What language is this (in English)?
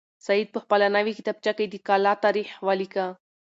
Pashto